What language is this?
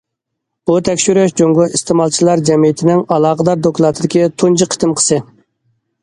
Uyghur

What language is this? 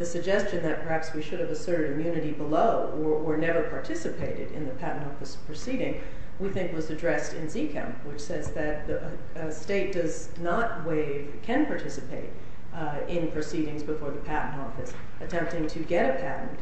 English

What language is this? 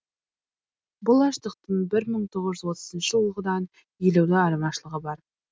Kazakh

